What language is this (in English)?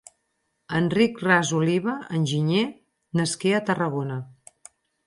Catalan